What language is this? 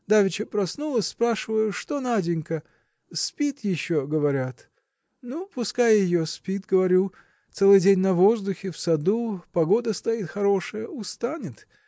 Russian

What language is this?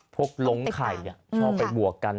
Thai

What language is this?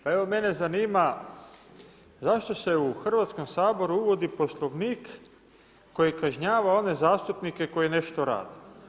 Croatian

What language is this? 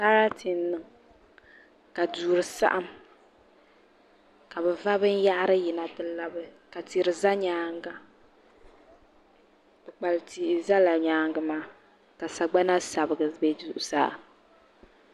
Dagbani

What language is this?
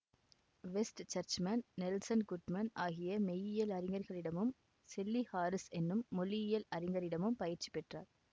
Tamil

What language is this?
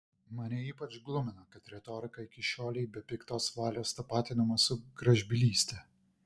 Lithuanian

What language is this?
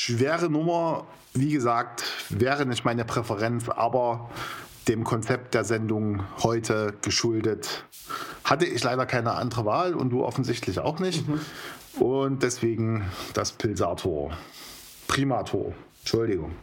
German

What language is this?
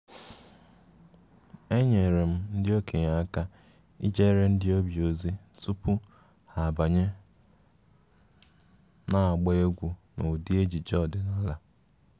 Igbo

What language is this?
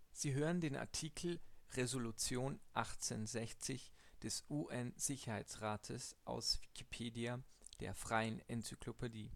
German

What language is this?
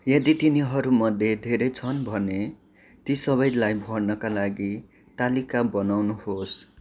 Nepali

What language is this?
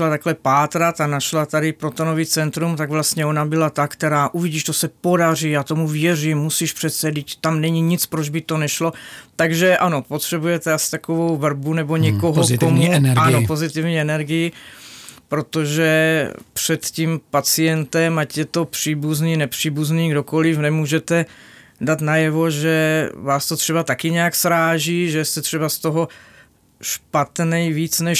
Czech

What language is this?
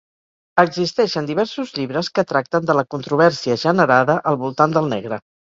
Catalan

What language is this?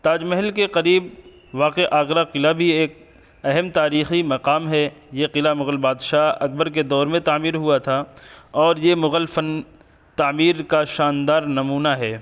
Urdu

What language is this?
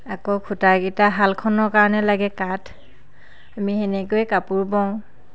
Assamese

